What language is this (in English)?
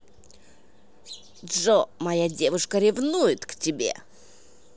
Russian